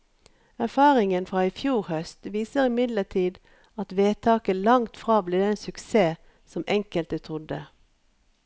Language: Norwegian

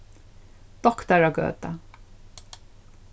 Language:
Faroese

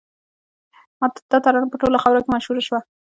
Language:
Pashto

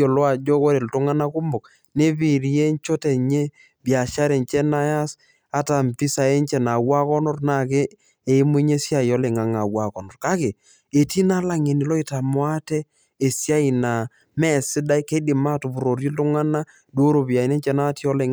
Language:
Masai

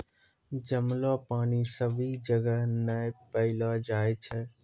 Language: Maithili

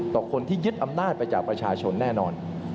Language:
Thai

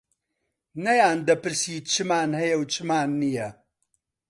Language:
Central Kurdish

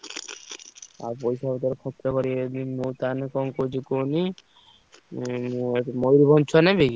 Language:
Odia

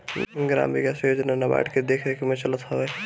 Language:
Bhojpuri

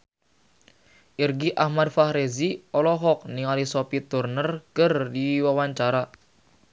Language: Sundanese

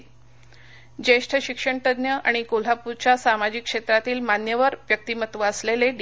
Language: Marathi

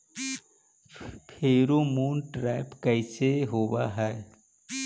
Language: Magahi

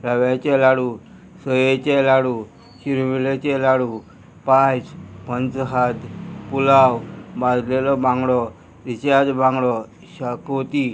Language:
Konkani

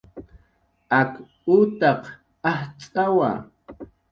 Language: Jaqaru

